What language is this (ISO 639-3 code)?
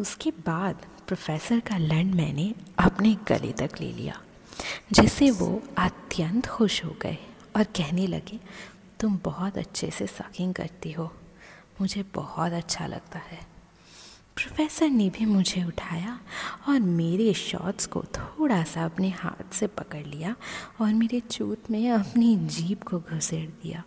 hin